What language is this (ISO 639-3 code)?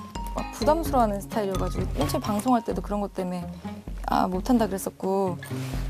kor